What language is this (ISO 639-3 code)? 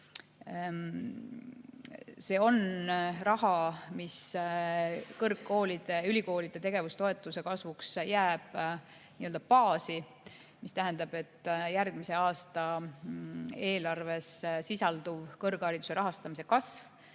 est